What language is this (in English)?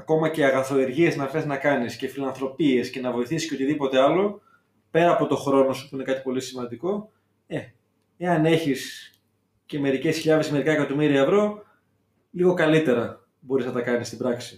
Greek